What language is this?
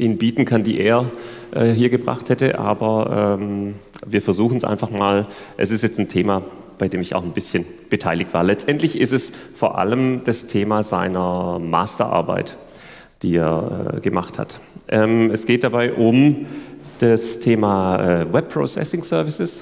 German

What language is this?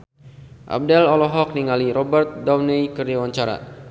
Sundanese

